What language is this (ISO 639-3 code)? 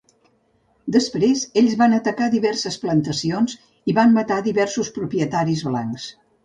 cat